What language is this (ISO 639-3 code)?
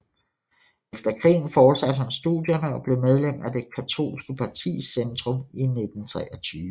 dan